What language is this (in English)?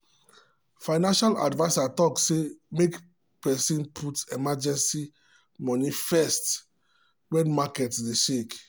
Nigerian Pidgin